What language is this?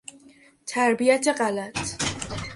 Persian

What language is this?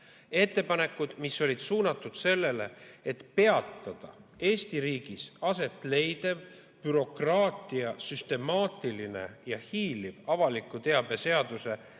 Estonian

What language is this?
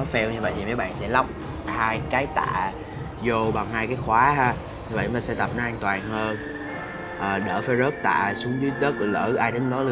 Vietnamese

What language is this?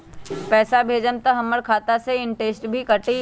Magahi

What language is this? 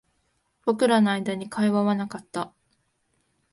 Japanese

